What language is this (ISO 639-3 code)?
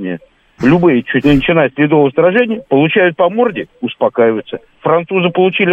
rus